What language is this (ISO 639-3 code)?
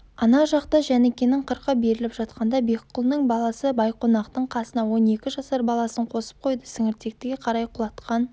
kaz